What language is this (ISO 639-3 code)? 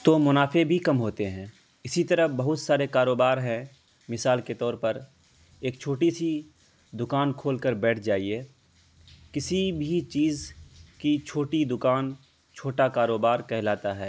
urd